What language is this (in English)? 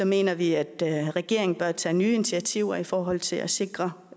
Danish